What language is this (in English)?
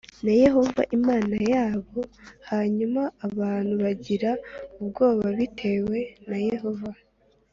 Kinyarwanda